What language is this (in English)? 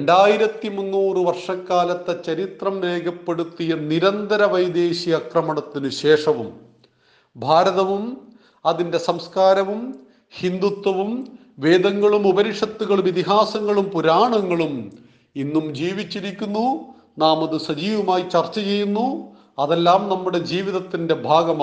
Malayalam